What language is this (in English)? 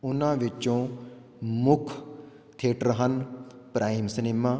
Punjabi